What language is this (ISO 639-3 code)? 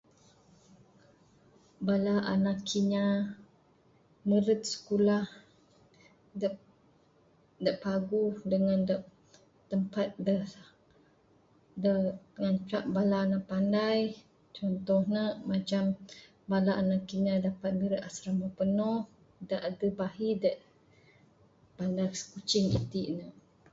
sdo